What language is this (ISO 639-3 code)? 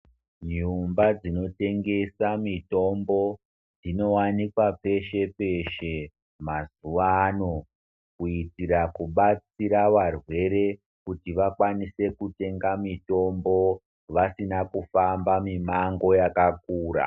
ndc